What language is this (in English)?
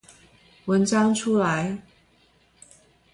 Chinese